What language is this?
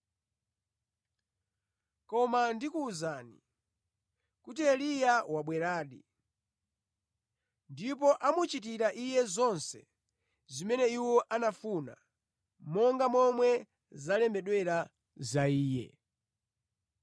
Nyanja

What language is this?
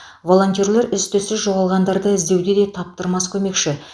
Kazakh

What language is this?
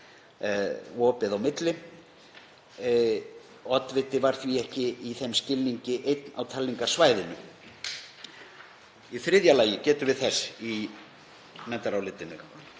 Icelandic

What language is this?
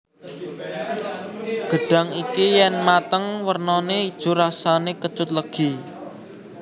Javanese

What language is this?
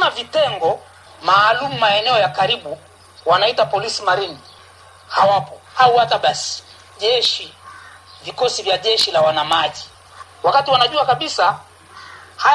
Swahili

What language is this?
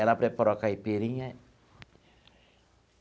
Portuguese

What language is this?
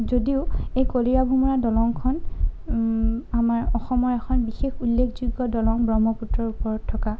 Assamese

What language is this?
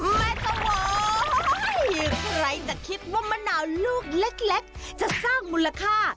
Thai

